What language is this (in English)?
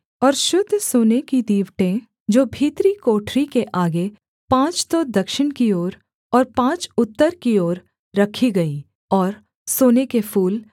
Hindi